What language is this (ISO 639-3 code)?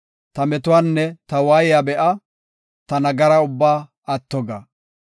gof